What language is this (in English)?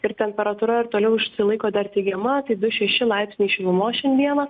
Lithuanian